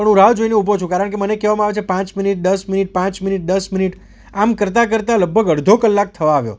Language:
Gujarati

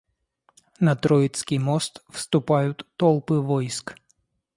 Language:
Russian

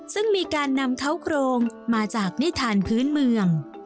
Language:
Thai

